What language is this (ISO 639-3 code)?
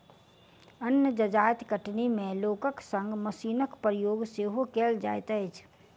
mai